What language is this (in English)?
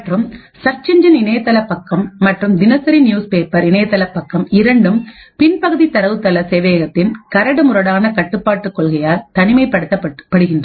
Tamil